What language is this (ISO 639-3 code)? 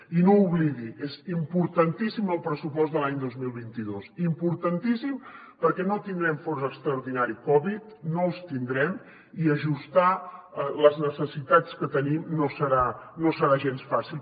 cat